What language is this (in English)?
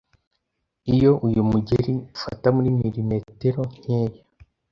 Kinyarwanda